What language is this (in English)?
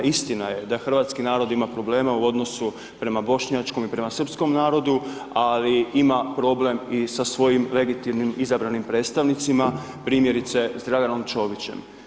Croatian